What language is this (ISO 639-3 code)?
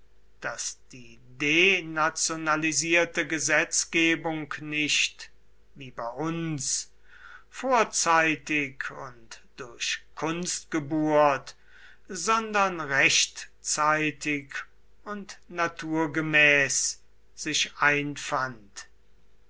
deu